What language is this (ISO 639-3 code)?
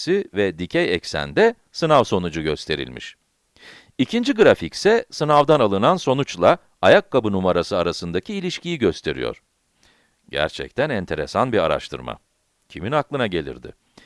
tur